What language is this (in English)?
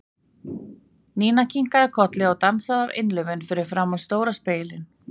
Icelandic